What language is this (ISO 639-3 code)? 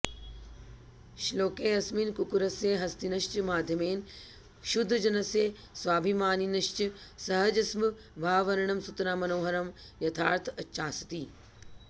san